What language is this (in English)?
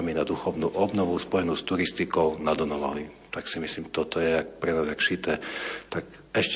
Slovak